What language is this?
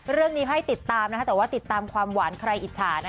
Thai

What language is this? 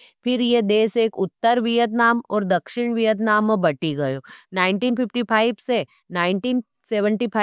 Nimadi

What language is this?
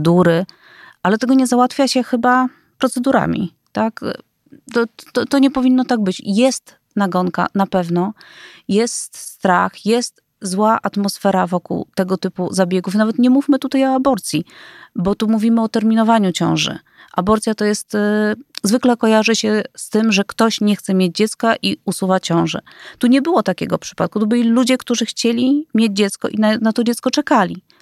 Polish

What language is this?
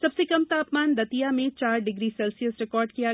Hindi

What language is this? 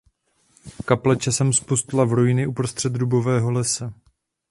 Czech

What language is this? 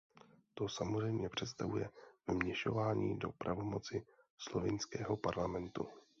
Czech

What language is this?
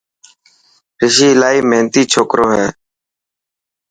Dhatki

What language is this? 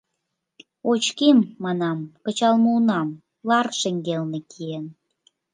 Mari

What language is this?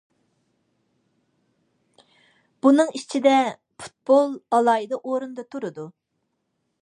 Uyghur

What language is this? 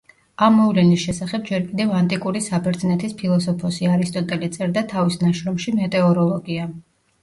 Georgian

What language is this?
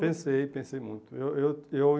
Portuguese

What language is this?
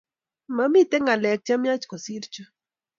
Kalenjin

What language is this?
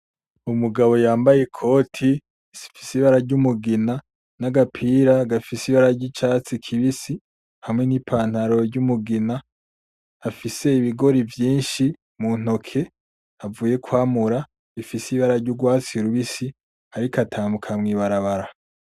Rundi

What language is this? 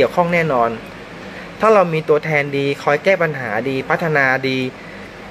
Thai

